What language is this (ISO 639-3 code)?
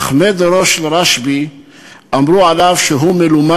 heb